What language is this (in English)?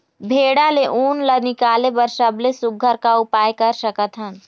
Chhattisgarhi